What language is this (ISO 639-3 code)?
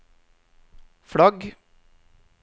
nor